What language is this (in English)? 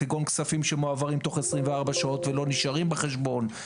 Hebrew